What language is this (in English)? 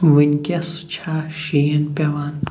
Kashmiri